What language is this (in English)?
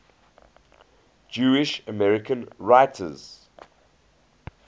English